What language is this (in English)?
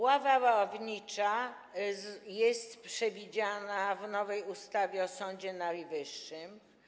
Polish